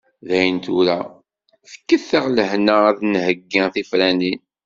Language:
Kabyle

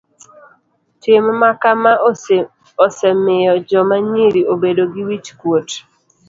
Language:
Luo (Kenya and Tanzania)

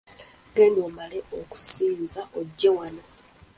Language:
Ganda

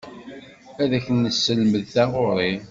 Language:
Kabyle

